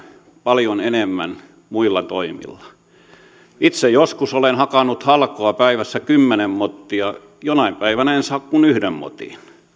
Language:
Finnish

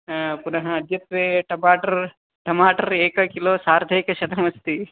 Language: Sanskrit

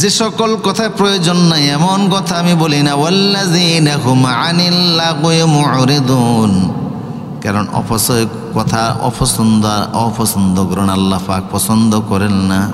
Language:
Bangla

